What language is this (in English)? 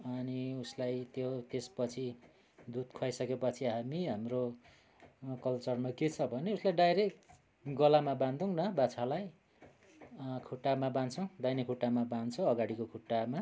Nepali